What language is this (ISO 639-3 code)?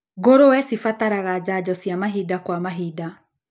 kik